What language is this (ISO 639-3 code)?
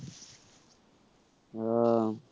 ben